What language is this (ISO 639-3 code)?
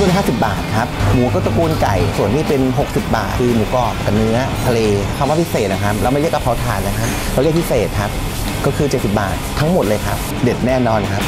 tha